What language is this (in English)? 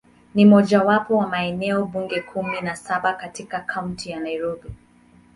Swahili